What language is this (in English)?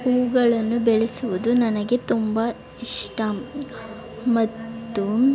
Kannada